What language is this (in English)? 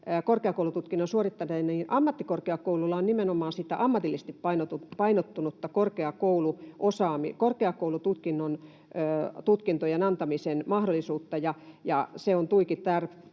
Finnish